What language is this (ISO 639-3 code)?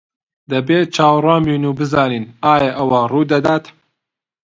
ckb